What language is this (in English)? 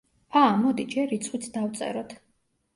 Georgian